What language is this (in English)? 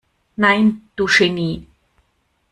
German